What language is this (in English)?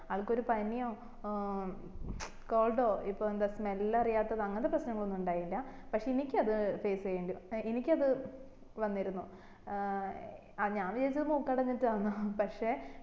Malayalam